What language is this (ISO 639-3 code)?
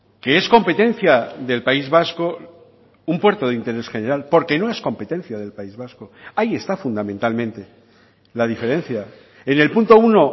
spa